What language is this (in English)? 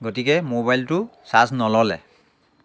Assamese